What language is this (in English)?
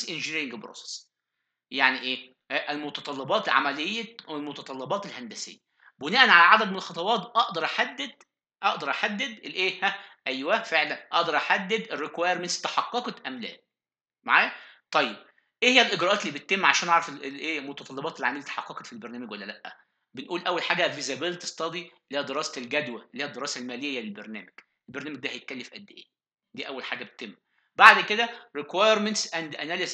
Arabic